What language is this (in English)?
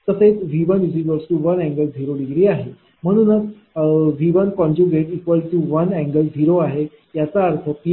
Marathi